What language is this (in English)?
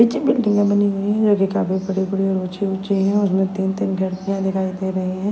Hindi